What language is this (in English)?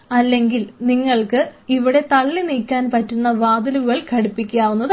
Malayalam